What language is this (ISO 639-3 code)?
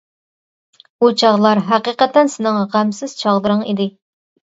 uig